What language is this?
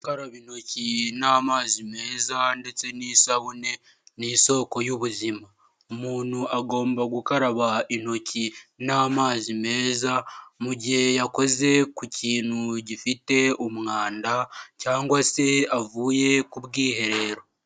Kinyarwanda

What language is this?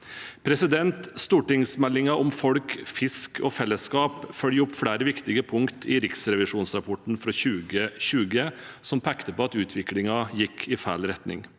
Norwegian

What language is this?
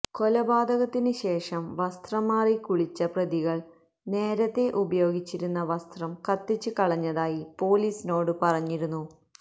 Malayalam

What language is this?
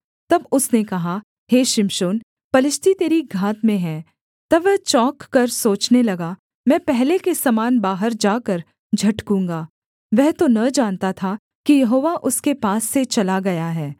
Hindi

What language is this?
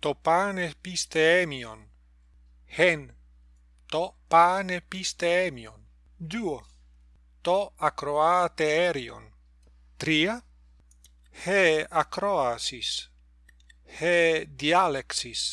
Greek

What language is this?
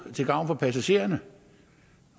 Danish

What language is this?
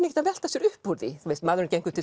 Icelandic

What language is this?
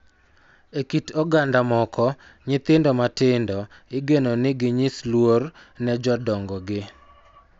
Luo (Kenya and Tanzania)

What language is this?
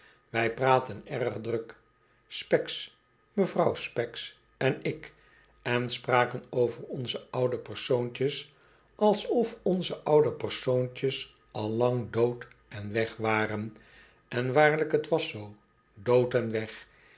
Dutch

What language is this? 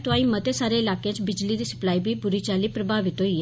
Dogri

